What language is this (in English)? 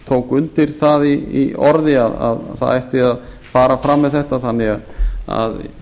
Icelandic